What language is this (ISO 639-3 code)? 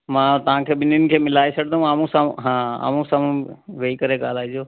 snd